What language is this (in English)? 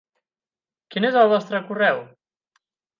Catalan